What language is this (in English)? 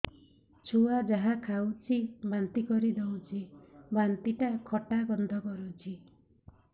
Odia